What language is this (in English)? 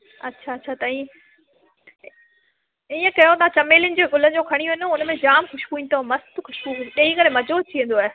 Sindhi